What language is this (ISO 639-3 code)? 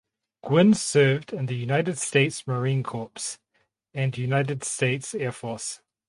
eng